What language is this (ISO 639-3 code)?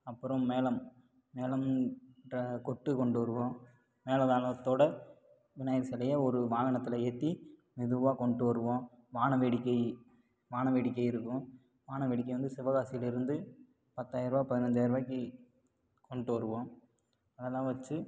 tam